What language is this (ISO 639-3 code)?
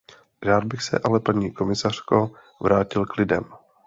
ces